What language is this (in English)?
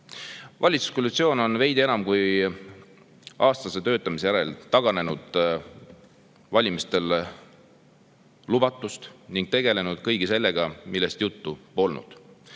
Estonian